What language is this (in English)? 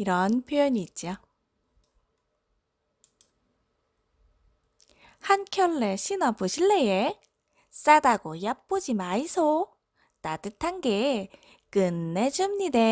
Korean